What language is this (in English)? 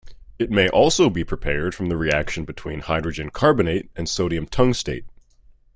English